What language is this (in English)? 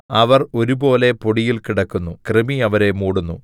Malayalam